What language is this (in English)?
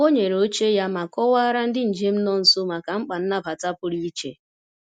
Igbo